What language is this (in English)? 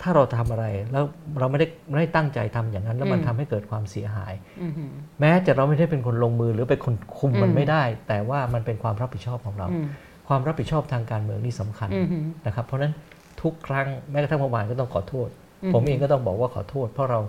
Thai